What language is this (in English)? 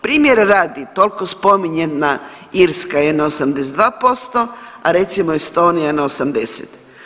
Croatian